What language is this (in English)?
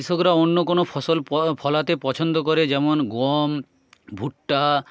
Bangla